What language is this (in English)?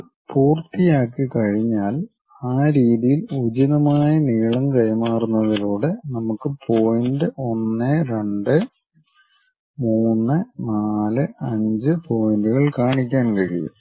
Malayalam